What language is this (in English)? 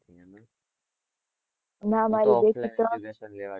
Gujarati